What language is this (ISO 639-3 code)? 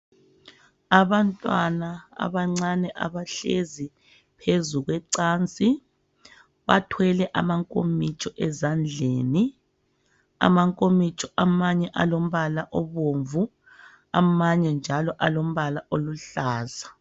nde